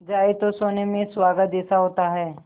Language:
Hindi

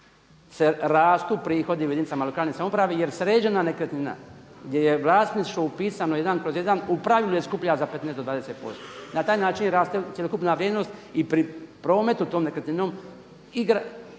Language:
Croatian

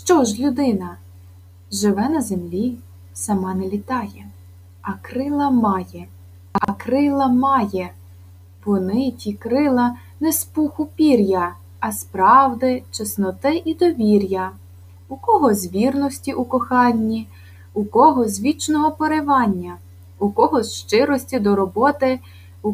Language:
Ukrainian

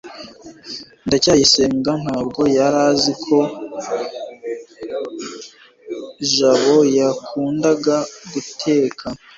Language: Kinyarwanda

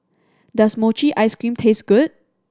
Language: English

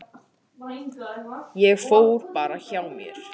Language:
Icelandic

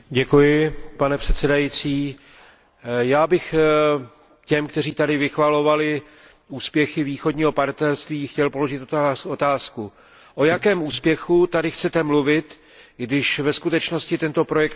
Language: Czech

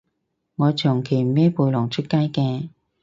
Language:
Cantonese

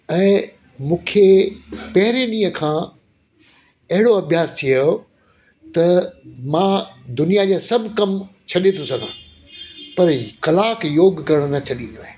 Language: Sindhi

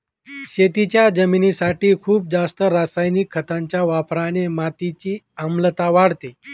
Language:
Marathi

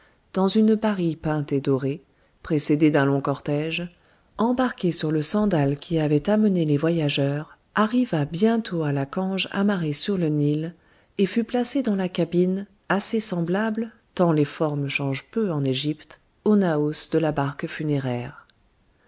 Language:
French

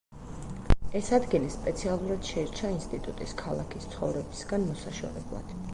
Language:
Georgian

